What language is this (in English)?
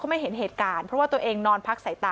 Thai